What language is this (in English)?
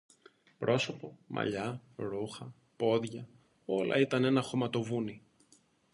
Greek